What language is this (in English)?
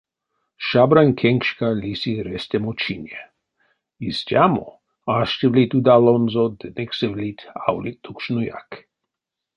Erzya